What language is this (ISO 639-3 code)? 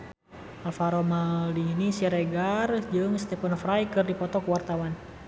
sun